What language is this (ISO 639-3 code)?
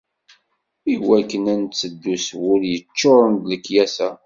kab